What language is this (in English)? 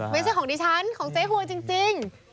Thai